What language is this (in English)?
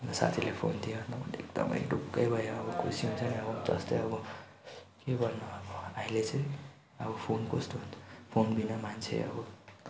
Nepali